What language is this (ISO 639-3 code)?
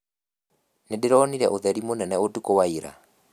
kik